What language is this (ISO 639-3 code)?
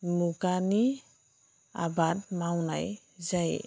brx